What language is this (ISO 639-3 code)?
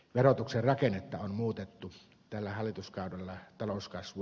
fin